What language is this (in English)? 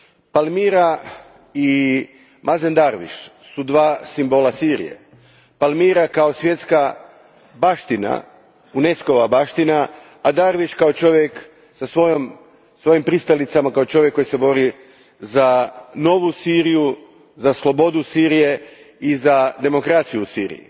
Croatian